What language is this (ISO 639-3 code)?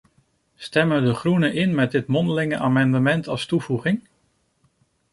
nld